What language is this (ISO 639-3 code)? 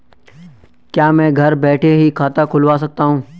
hin